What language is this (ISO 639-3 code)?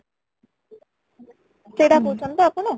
ori